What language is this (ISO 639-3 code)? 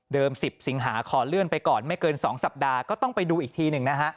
tha